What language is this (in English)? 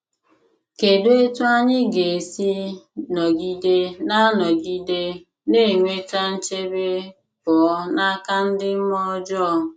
Igbo